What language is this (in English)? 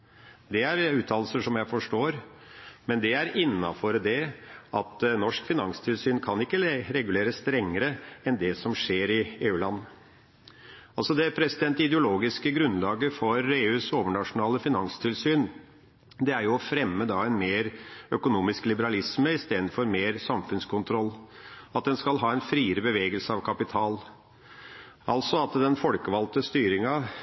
Norwegian Bokmål